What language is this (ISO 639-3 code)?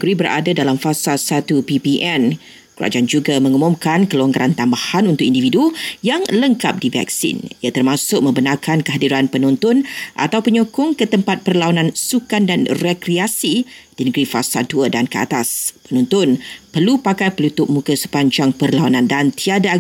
msa